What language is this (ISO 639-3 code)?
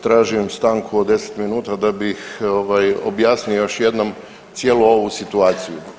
hrv